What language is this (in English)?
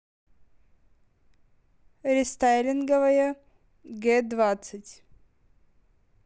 Russian